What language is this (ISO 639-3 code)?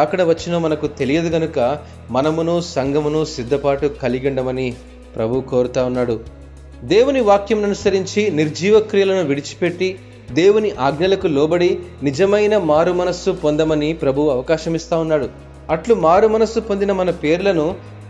tel